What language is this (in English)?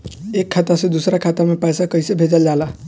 Bhojpuri